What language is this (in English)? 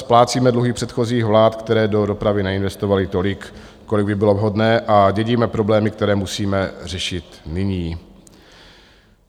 Czech